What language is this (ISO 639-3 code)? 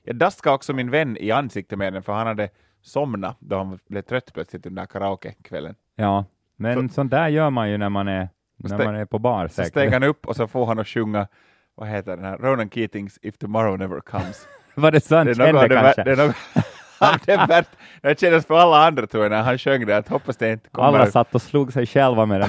swe